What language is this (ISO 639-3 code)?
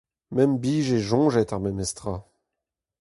bre